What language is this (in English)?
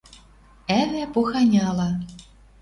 Western Mari